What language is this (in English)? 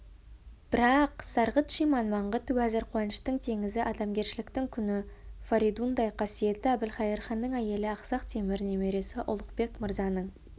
Kazakh